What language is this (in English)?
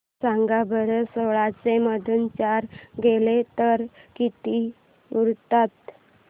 Marathi